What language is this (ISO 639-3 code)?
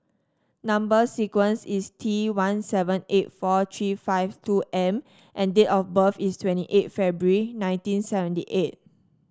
eng